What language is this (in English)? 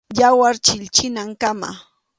Arequipa-La Unión Quechua